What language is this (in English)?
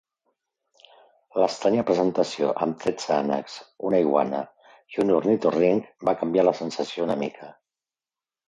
Catalan